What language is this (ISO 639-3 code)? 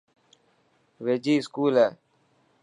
mki